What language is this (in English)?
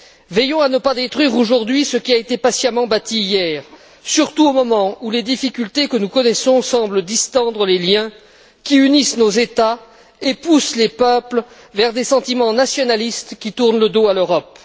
French